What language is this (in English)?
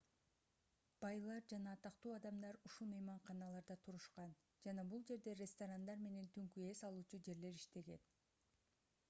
Kyrgyz